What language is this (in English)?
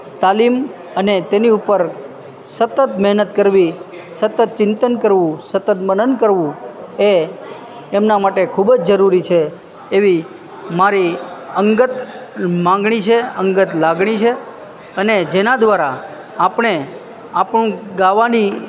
Gujarati